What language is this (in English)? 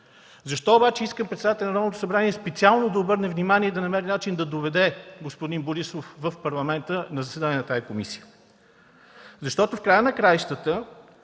Bulgarian